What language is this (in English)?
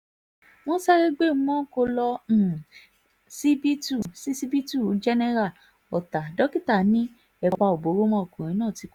Yoruba